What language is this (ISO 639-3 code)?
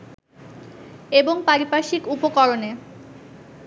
ben